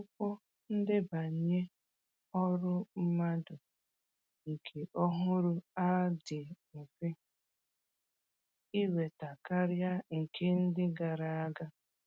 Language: Igbo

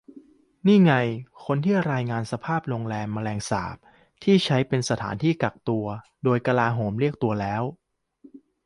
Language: Thai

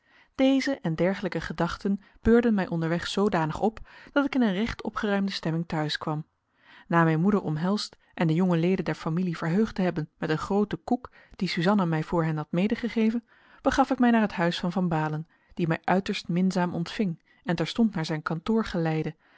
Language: Dutch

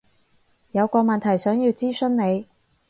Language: Cantonese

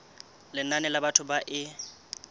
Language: Southern Sotho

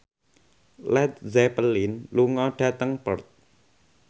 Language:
Javanese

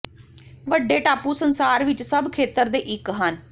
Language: Punjabi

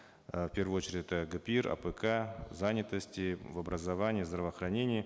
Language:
Kazakh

